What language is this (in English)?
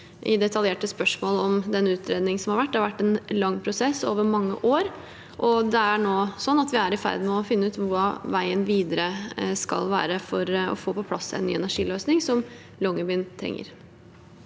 Norwegian